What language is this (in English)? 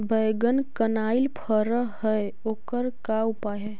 Magahi